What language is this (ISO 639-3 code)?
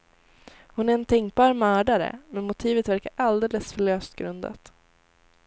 swe